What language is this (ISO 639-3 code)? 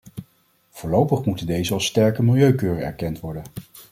nld